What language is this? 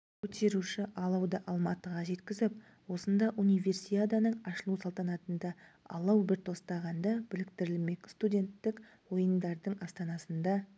Kazakh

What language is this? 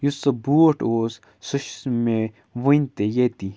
Kashmiri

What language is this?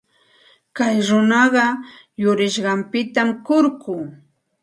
Santa Ana de Tusi Pasco Quechua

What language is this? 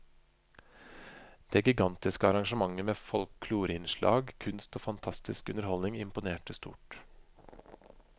Norwegian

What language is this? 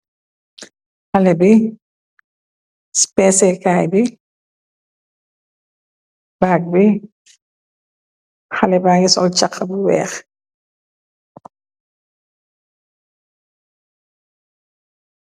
Wolof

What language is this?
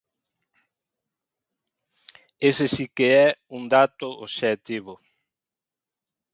Galician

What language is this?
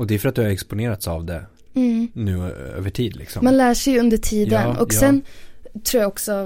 Swedish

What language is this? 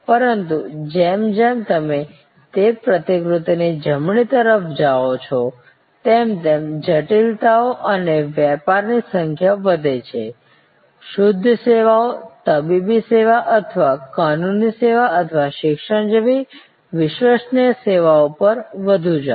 Gujarati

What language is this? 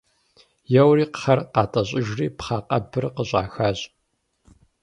Kabardian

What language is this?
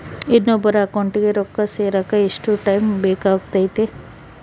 Kannada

